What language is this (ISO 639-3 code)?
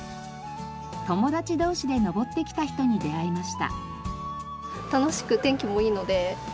jpn